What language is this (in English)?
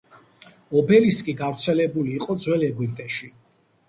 Georgian